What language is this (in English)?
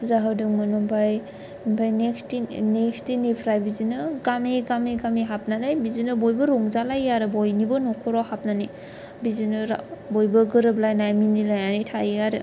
Bodo